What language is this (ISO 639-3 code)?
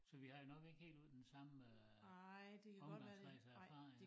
dan